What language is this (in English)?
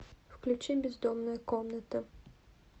Russian